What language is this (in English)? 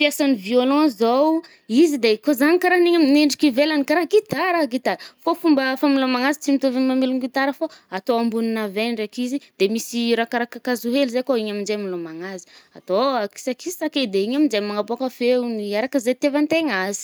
Northern Betsimisaraka Malagasy